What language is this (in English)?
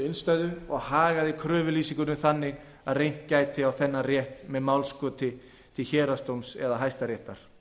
Icelandic